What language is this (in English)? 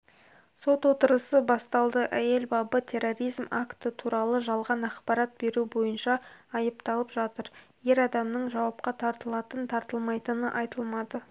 Kazakh